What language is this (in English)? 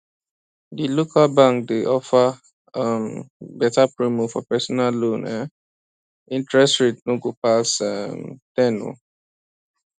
Nigerian Pidgin